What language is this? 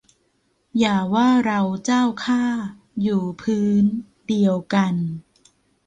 Thai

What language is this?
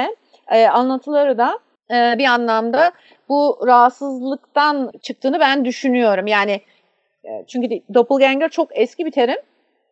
Turkish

